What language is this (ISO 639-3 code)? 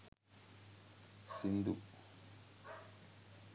sin